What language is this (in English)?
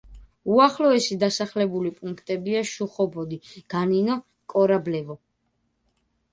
Georgian